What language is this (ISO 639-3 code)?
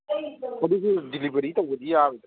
mni